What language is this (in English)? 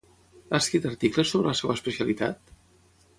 Catalan